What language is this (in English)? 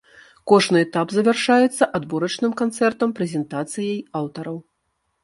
Belarusian